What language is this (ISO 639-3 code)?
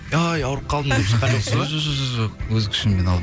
kaz